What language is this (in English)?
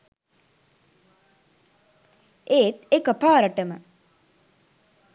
Sinhala